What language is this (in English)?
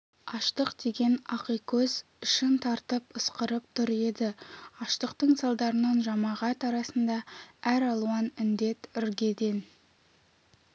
Kazakh